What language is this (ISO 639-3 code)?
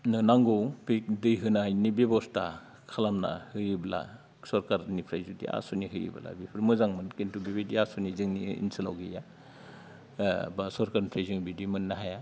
brx